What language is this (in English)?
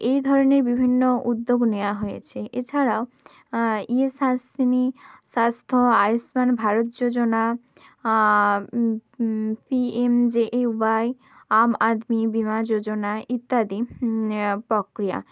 Bangla